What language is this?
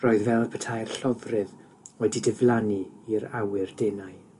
Welsh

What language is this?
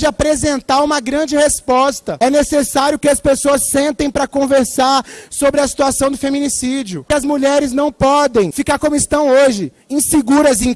Portuguese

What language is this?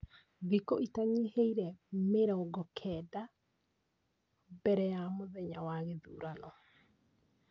Kikuyu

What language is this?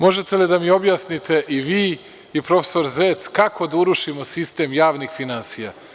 Serbian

